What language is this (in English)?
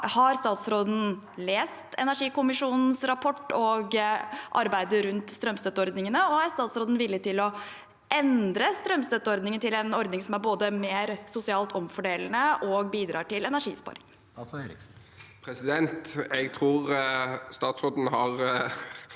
Norwegian